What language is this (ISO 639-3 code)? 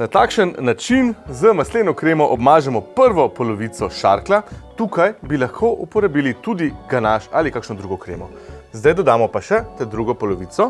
slv